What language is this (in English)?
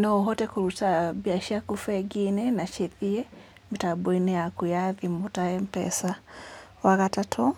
Kikuyu